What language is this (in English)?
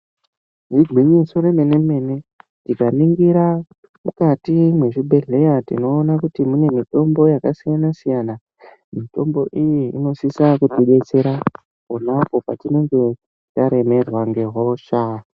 Ndau